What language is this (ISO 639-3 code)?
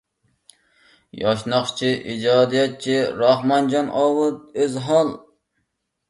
uig